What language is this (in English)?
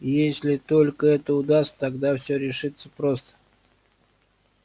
Russian